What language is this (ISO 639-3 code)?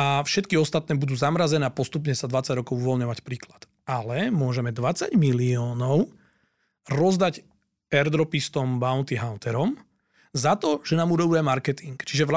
slk